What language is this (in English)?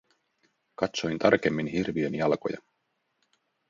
Finnish